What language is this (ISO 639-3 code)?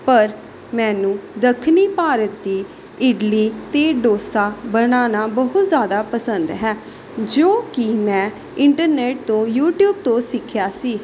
pan